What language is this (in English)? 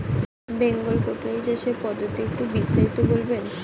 Bangla